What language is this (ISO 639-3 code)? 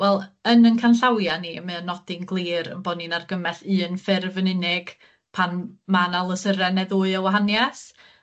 cym